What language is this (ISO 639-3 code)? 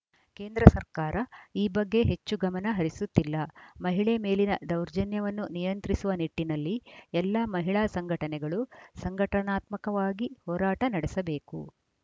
kan